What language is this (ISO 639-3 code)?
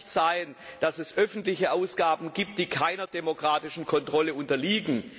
deu